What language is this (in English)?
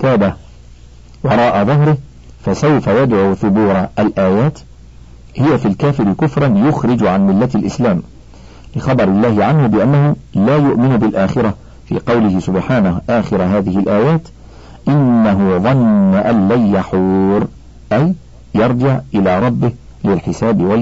Arabic